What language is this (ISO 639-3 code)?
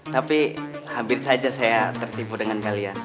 ind